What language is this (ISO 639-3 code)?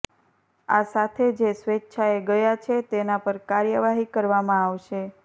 guj